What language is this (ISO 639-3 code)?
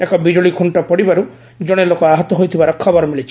ori